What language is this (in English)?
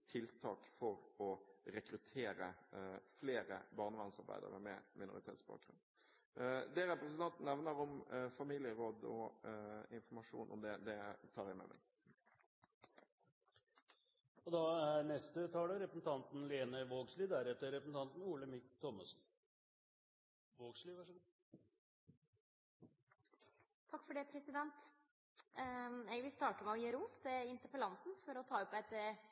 Norwegian